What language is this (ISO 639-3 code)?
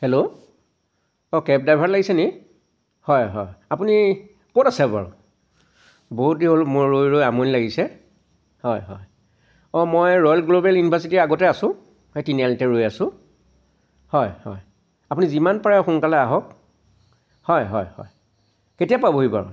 asm